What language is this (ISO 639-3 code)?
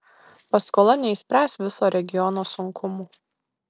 lit